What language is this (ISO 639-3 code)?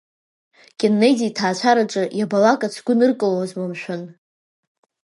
abk